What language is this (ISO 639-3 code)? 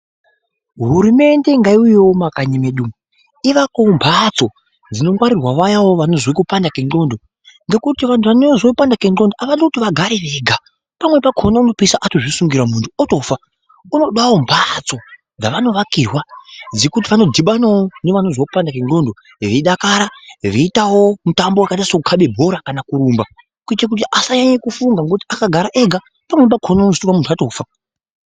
ndc